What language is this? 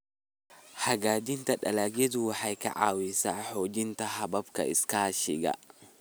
Somali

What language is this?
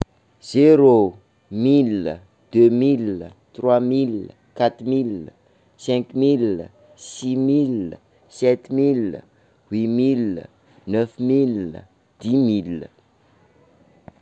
Sakalava Malagasy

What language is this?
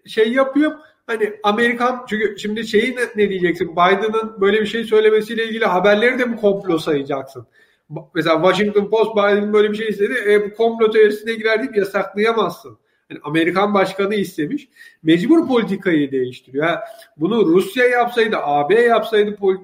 Turkish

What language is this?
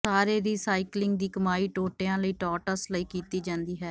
Punjabi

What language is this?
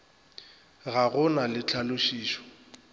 Northern Sotho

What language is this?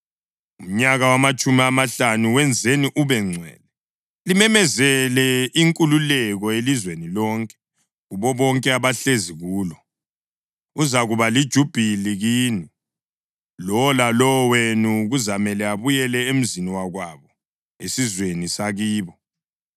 North Ndebele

